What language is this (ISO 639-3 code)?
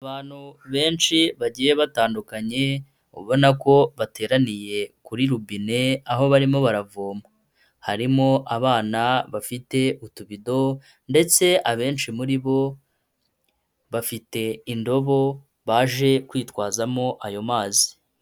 kin